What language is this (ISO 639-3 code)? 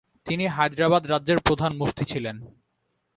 ben